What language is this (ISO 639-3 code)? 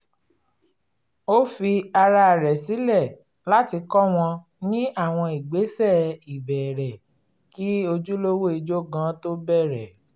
yor